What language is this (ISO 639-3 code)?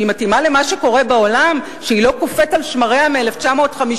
heb